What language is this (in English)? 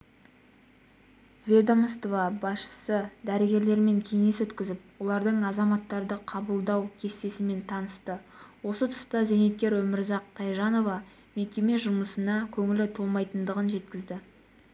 Kazakh